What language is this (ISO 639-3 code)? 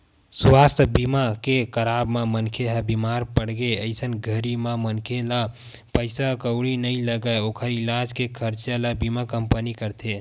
hne